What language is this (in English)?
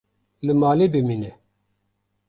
Kurdish